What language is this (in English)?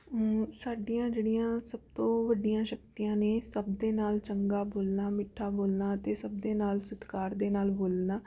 Punjabi